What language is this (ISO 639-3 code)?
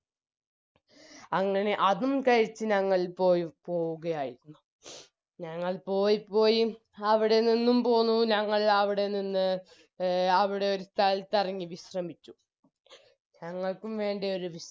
mal